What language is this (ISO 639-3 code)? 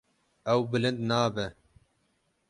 kur